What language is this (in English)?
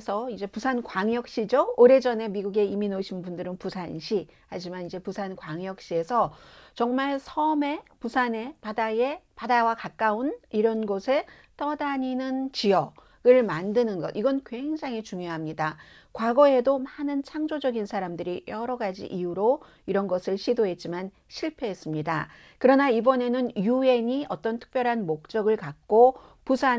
Korean